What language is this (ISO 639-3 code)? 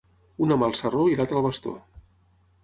cat